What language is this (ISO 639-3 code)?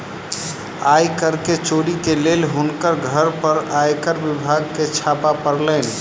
mai